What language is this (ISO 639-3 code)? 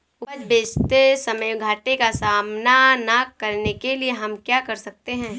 hin